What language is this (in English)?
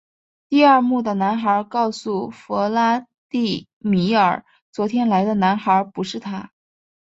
Chinese